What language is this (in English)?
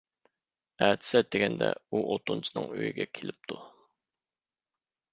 Uyghur